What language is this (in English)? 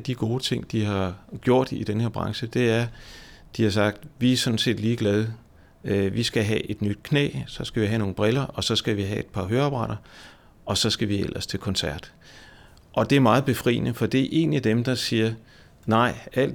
Danish